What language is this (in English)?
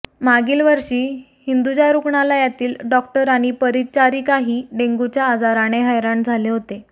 Marathi